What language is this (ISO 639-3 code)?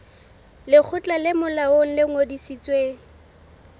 sot